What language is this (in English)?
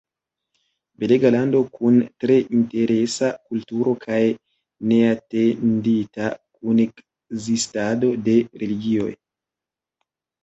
Esperanto